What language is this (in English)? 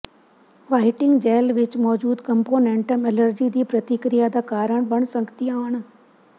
Punjabi